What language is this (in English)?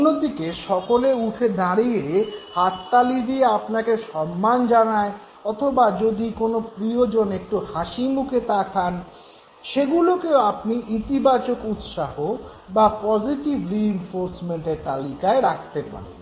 Bangla